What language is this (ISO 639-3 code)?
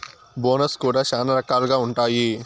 tel